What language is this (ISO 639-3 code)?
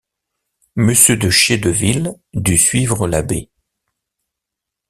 fra